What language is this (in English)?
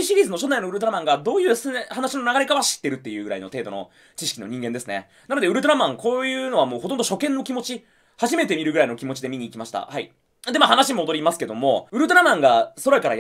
Japanese